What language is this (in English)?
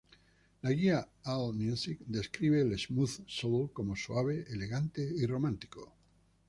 Spanish